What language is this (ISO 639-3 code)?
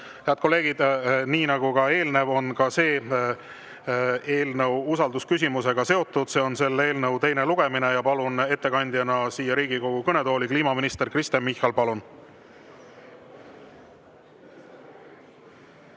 est